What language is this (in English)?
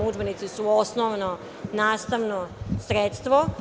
Serbian